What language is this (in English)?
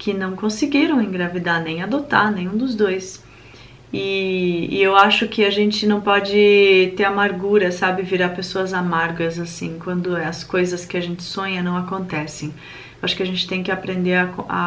Portuguese